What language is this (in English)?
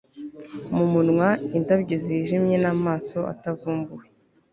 Kinyarwanda